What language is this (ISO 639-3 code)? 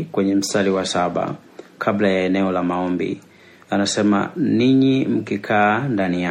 swa